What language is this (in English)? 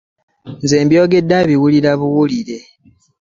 Ganda